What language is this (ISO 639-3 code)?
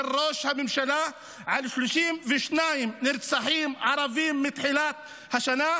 heb